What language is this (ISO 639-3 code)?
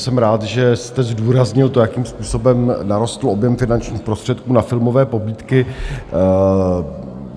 ces